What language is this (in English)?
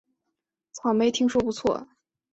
Chinese